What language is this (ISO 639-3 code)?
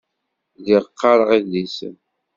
kab